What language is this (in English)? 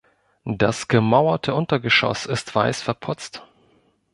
German